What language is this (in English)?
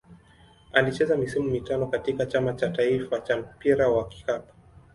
Swahili